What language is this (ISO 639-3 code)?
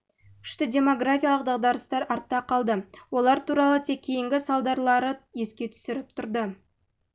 kaz